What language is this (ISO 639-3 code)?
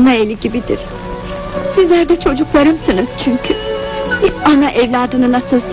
tur